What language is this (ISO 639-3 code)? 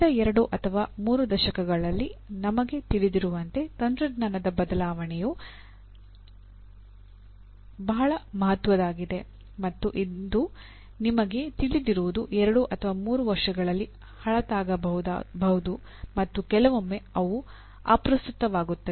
kan